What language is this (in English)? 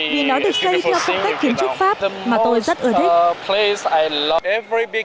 Vietnamese